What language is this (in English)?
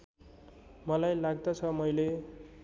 Nepali